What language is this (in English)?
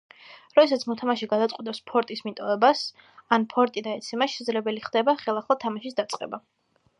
Georgian